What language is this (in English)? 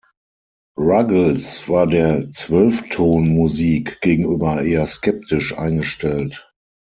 German